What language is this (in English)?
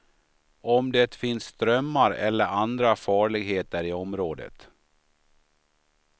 Swedish